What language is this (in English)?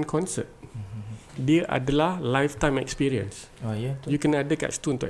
Malay